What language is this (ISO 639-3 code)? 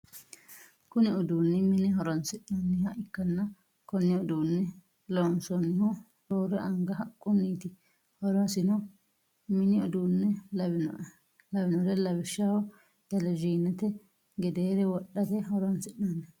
sid